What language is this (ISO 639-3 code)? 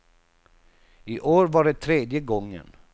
swe